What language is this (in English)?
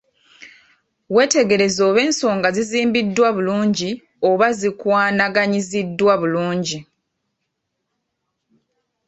Ganda